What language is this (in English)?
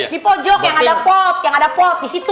Indonesian